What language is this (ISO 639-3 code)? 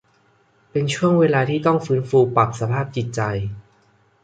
tha